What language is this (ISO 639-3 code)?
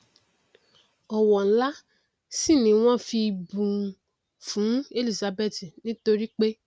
yor